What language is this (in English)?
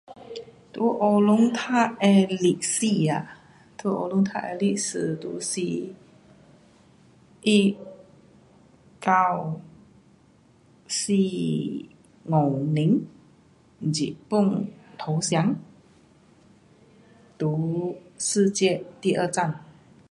Pu-Xian Chinese